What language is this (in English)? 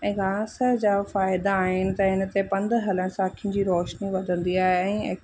Sindhi